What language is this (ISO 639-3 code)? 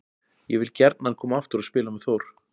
isl